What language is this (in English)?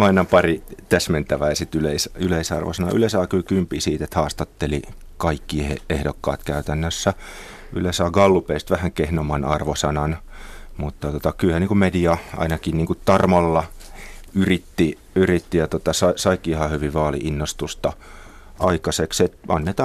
Finnish